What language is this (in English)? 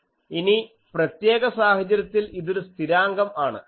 Malayalam